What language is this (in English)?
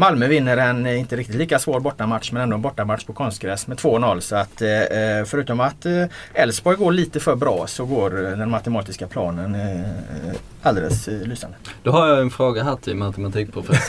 Swedish